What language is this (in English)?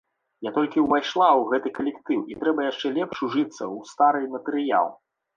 Belarusian